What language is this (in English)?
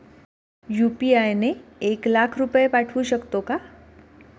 Marathi